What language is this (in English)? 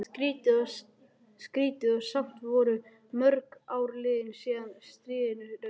Icelandic